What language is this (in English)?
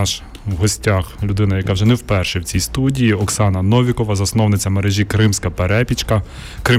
Ukrainian